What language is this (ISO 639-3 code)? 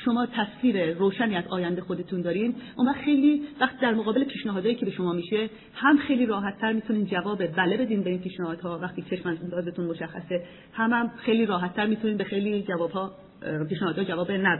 fas